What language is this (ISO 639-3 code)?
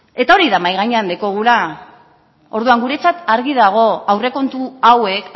eus